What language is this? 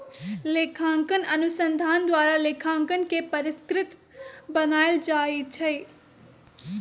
Magahi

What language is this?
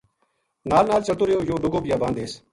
Gujari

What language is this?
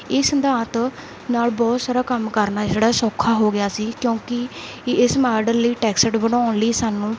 Punjabi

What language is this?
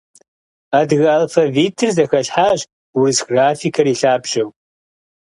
Kabardian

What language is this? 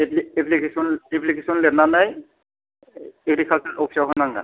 Bodo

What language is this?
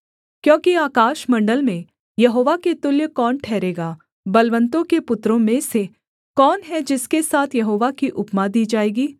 Hindi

